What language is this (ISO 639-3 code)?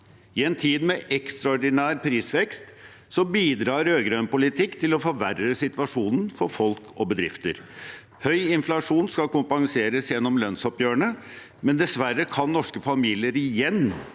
nor